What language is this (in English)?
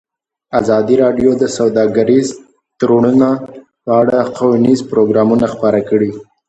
Pashto